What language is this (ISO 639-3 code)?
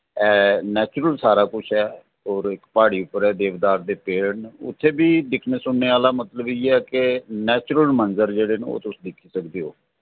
doi